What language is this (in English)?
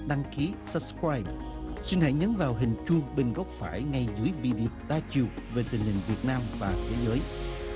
Vietnamese